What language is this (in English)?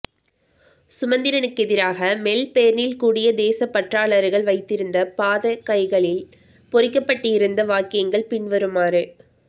Tamil